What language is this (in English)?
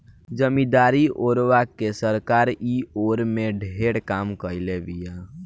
Bhojpuri